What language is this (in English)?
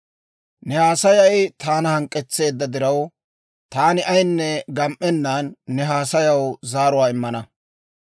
Dawro